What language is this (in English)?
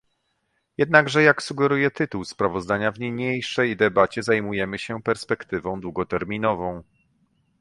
Polish